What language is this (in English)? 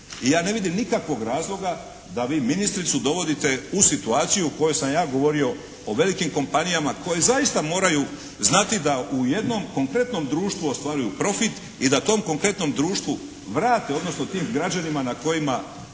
Croatian